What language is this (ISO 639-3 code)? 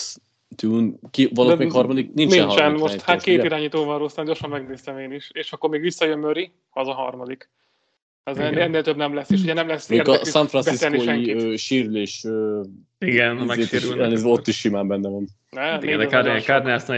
hun